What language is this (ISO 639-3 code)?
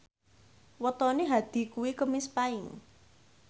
jav